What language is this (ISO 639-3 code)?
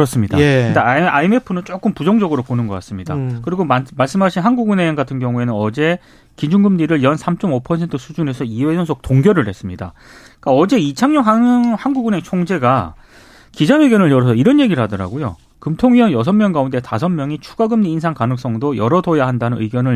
kor